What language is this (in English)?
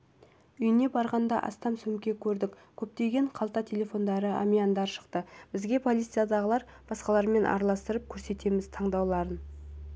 Kazakh